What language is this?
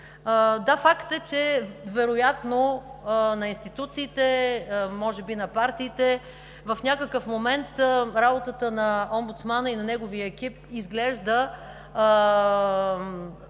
Bulgarian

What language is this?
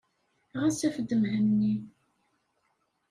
Kabyle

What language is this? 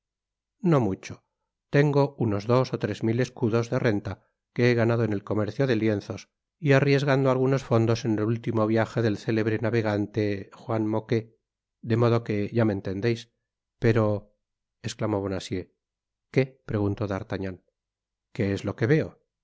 Spanish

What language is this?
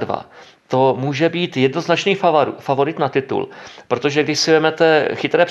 Czech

